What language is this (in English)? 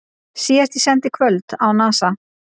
Icelandic